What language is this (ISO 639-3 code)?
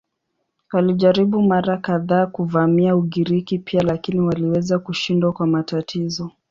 swa